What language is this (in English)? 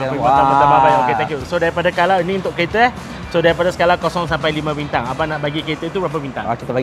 Malay